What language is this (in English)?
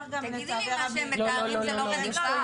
Hebrew